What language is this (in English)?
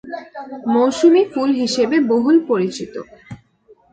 Bangla